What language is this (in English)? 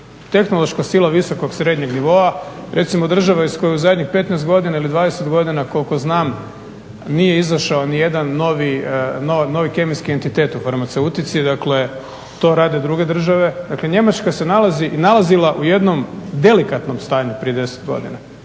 Croatian